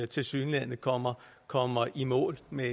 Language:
Danish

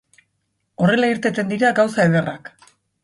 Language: Basque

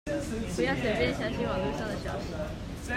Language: Chinese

